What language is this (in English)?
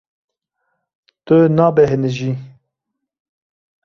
Kurdish